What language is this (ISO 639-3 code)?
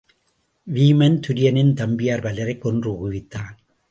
tam